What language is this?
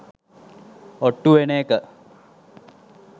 Sinhala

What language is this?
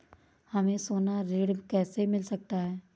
Hindi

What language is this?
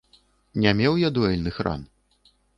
Belarusian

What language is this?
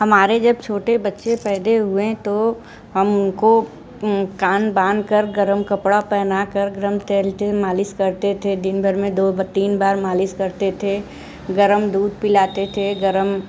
Hindi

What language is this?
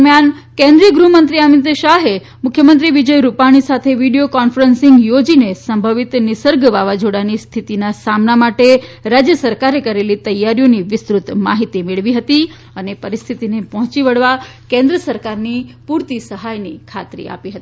Gujarati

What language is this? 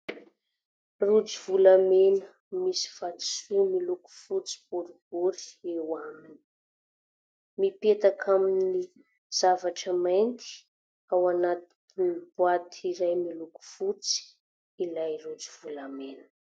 Malagasy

